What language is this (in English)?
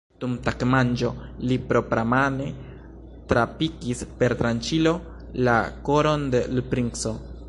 Esperanto